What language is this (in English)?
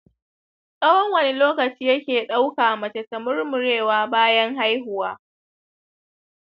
Hausa